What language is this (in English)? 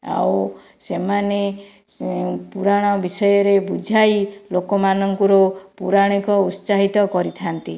Odia